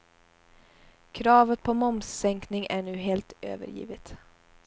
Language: Swedish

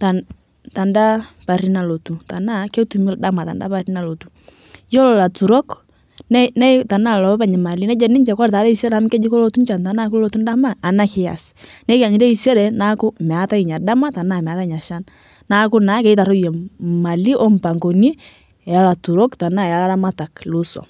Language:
Masai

